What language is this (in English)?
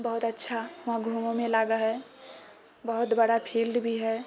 Maithili